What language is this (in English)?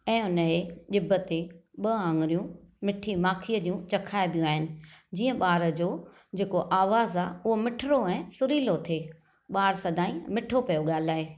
Sindhi